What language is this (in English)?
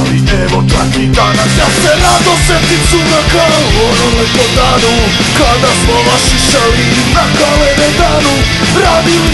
Romanian